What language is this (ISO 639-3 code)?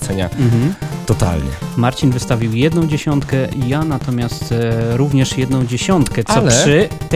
pol